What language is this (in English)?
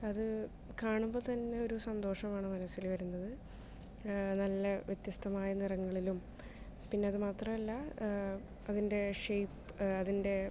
Malayalam